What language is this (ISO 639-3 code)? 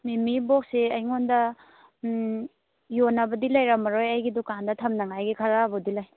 mni